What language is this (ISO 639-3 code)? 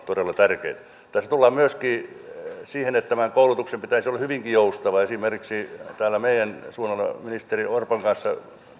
fin